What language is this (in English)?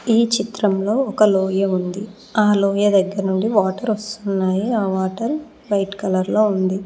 Telugu